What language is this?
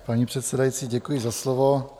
Czech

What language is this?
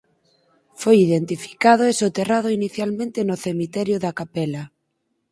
Galician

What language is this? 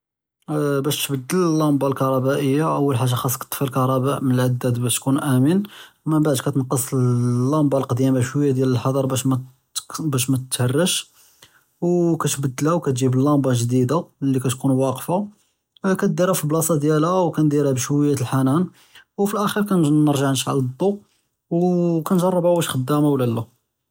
Judeo-Arabic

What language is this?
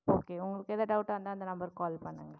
Tamil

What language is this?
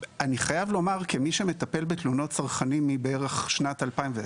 Hebrew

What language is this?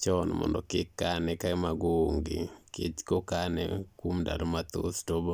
Luo (Kenya and Tanzania)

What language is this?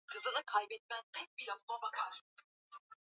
Swahili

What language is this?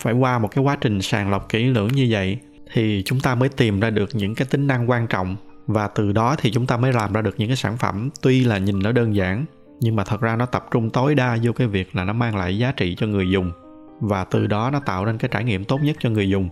Vietnamese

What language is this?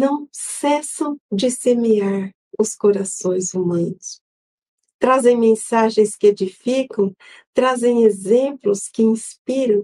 Portuguese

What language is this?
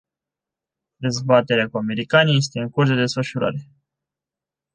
Romanian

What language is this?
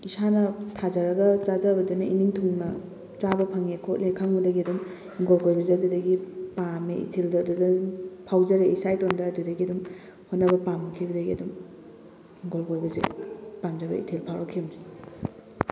Manipuri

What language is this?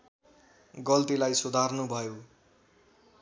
Nepali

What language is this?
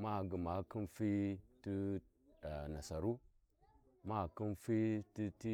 Warji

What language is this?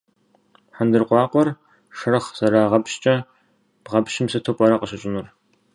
Kabardian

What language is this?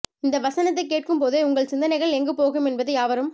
Tamil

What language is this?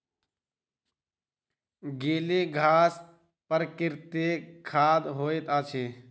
Maithili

